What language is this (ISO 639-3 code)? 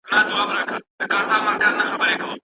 pus